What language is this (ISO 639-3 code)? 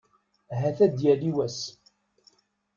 kab